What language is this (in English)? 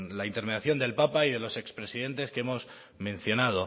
Spanish